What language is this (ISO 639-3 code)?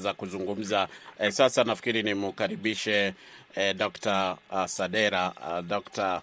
swa